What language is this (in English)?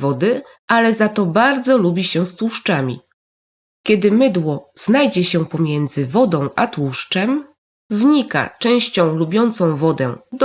Polish